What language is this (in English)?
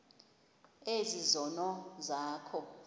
Xhosa